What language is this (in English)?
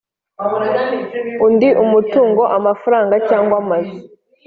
Kinyarwanda